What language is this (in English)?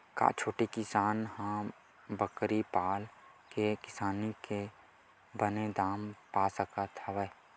Chhattisgarhi